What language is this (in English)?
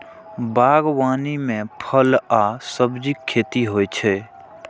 Maithili